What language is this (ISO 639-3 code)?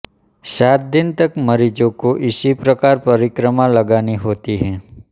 hin